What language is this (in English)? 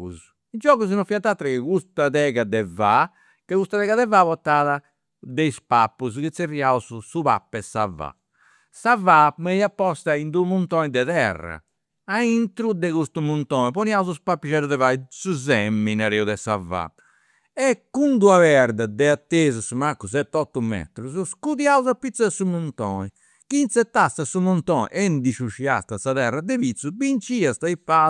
Campidanese Sardinian